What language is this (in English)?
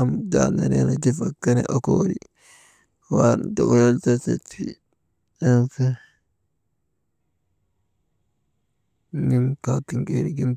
Maba